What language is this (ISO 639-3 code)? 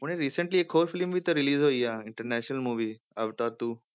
pan